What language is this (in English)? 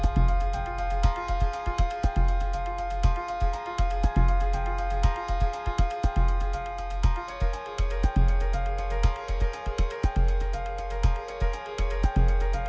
Indonesian